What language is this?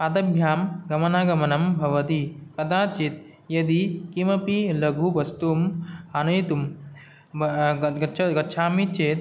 Sanskrit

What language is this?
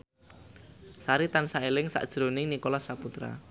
Javanese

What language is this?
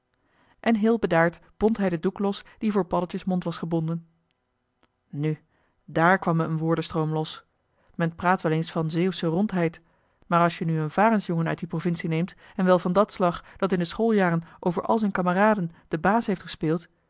Dutch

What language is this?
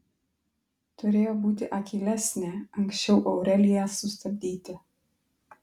Lithuanian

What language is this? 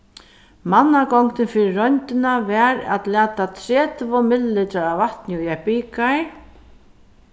Faroese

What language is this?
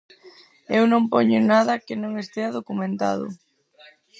Galician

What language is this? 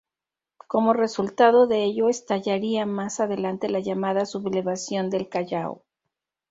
Spanish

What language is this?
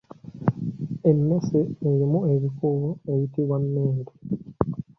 Ganda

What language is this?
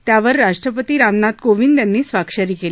Marathi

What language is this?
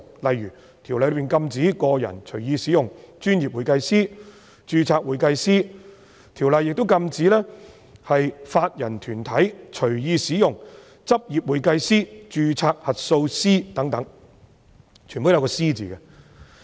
Cantonese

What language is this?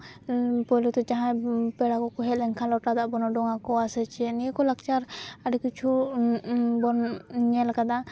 Santali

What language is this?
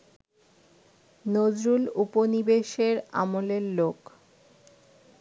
Bangla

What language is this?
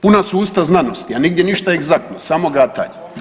Croatian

